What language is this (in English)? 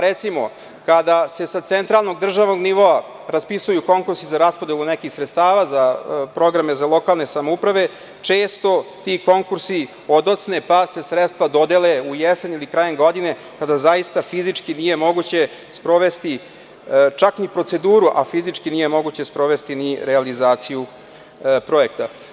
Serbian